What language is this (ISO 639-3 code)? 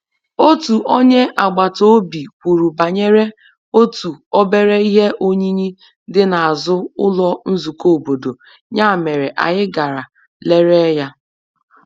ibo